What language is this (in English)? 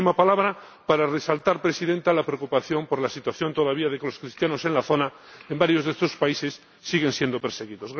Spanish